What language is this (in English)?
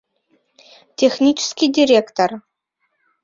Mari